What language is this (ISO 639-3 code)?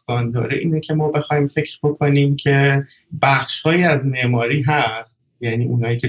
fas